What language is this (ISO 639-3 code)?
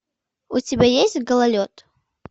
rus